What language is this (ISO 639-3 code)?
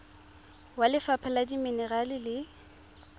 tsn